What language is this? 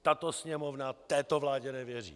Czech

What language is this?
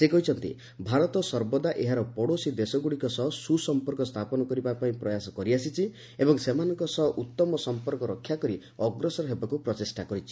Odia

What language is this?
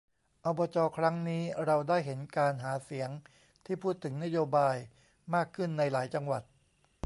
Thai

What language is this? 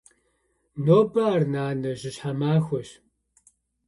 Kabardian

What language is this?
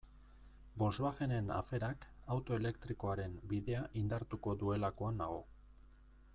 Basque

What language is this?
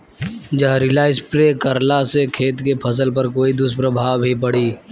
Bhojpuri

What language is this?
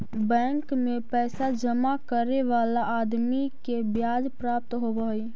Magahi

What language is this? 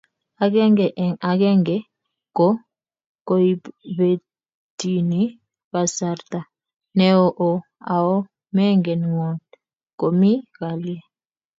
Kalenjin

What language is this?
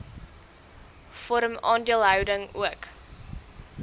Afrikaans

